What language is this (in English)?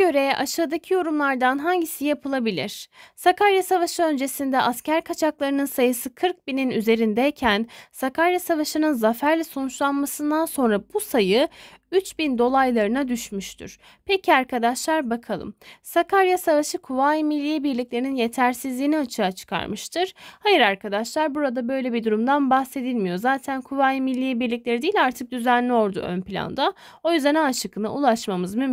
Turkish